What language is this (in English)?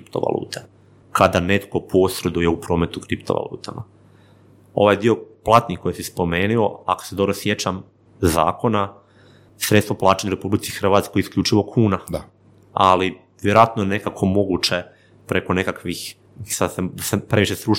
Croatian